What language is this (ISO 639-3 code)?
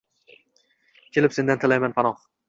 uzb